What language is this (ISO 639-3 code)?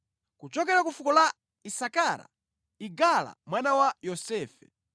nya